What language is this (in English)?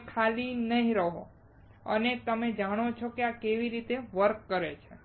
Gujarati